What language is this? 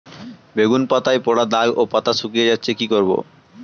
Bangla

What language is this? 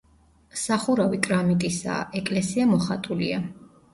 Georgian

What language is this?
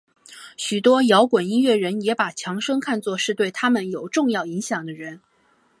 Chinese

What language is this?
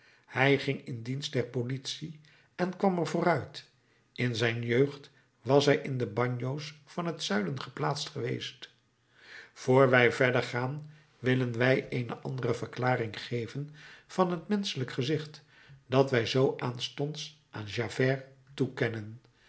Dutch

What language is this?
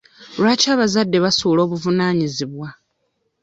Ganda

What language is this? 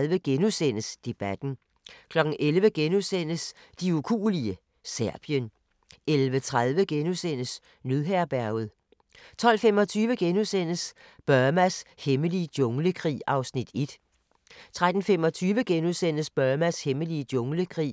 Danish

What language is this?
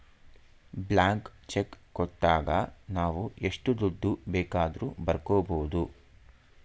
Kannada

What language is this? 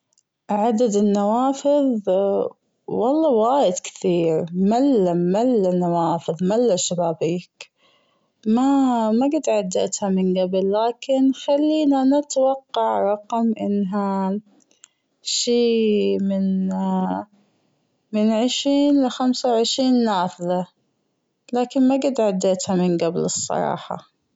Gulf Arabic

